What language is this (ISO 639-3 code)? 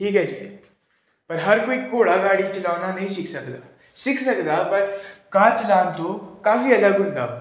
pan